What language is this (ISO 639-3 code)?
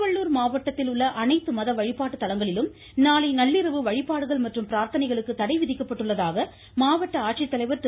tam